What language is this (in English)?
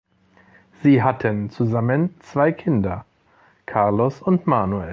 German